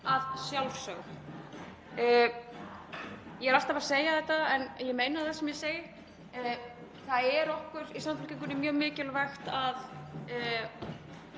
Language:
Icelandic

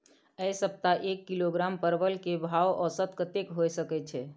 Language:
Maithili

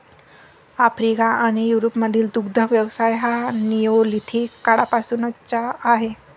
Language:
Marathi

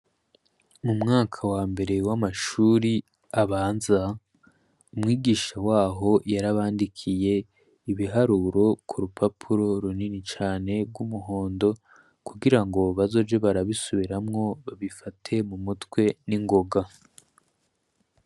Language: Rundi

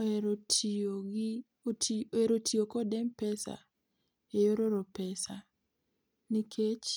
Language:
Luo (Kenya and Tanzania)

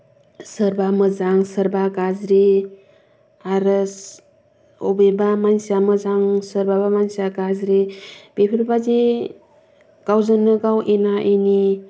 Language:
Bodo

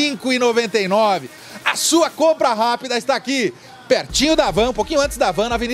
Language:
Portuguese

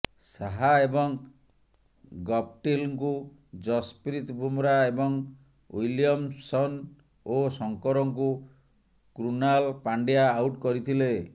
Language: Odia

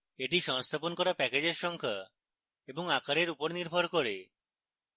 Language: Bangla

